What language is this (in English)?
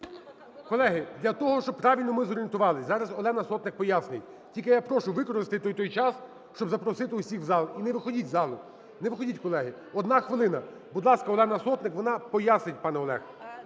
Ukrainian